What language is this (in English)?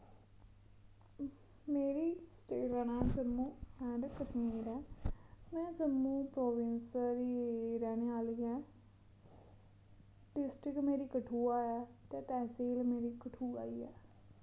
Dogri